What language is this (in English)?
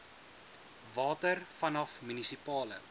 Afrikaans